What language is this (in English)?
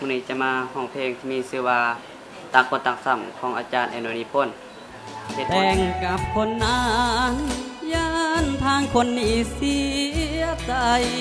Thai